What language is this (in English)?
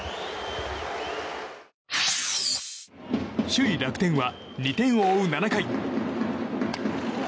Japanese